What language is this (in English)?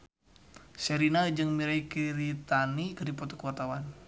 Sundanese